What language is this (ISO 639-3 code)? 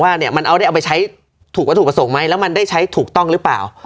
tha